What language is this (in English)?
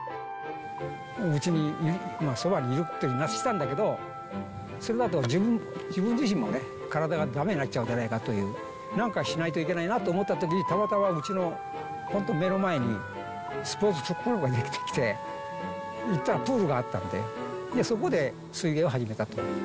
Japanese